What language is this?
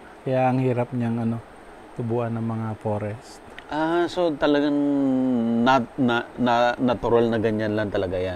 Filipino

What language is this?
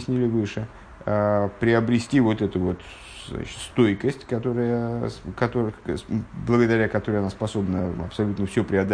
Russian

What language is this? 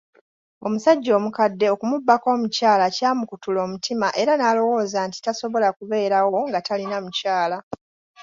Ganda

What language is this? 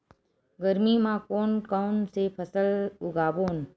Chhattisgarhi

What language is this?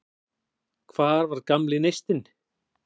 Icelandic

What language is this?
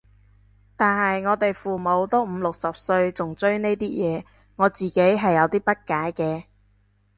Cantonese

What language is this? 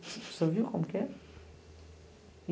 Portuguese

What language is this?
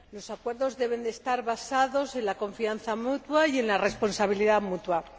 Spanish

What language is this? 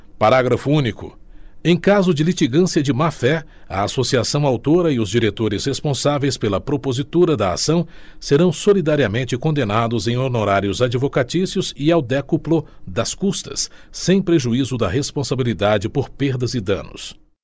Portuguese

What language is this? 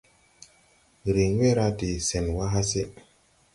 Tupuri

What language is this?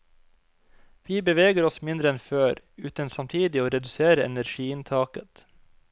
Norwegian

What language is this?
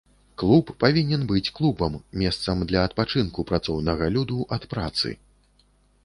Belarusian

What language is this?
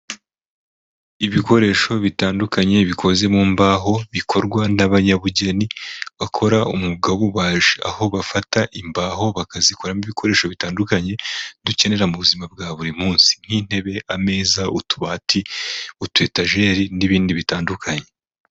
Kinyarwanda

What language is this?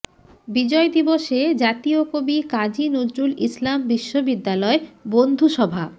Bangla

